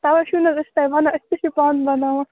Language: Kashmiri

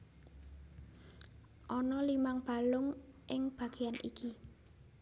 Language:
Javanese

